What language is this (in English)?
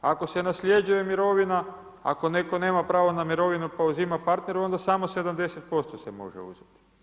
Croatian